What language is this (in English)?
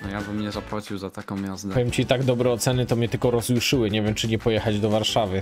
Polish